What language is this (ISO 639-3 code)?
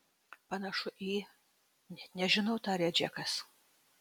lit